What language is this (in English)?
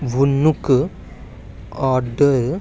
Dogri